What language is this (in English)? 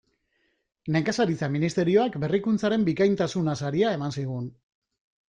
Basque